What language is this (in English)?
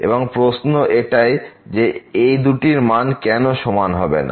Bangla